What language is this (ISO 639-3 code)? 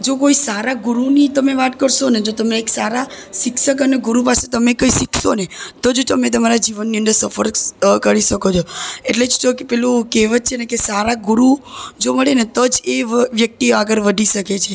guj